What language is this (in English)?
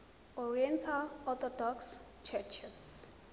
Zulu